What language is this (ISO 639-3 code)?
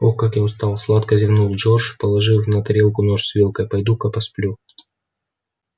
rus